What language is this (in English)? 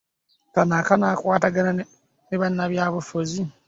Ganda